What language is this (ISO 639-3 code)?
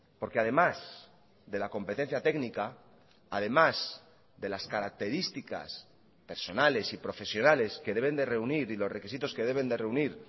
spa